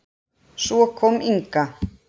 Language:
Icelandic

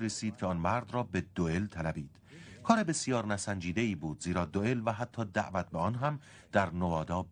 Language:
Persian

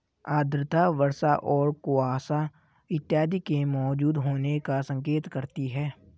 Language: Hindi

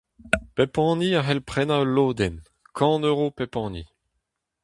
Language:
Breton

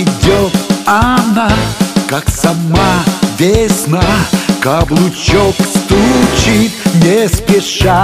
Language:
Russian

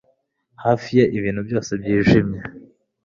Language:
Kinyarwanda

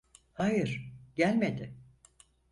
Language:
Turkish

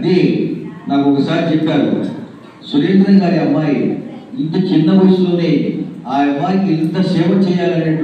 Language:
Telugu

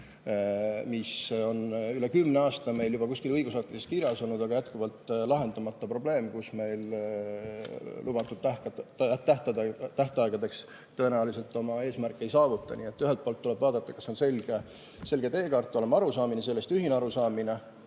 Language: Estonian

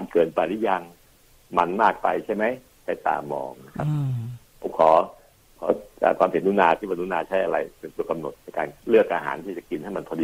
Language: Thai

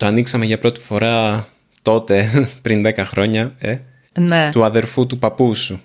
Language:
Greek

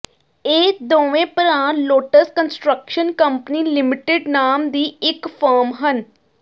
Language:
Punjabi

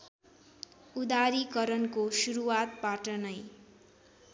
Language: Nepali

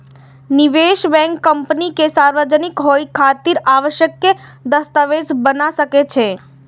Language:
Maithili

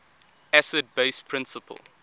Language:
English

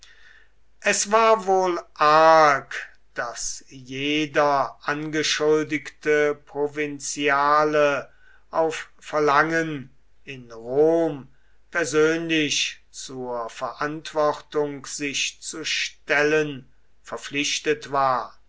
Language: German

